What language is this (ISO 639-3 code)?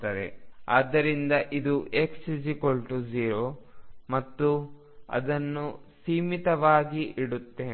kan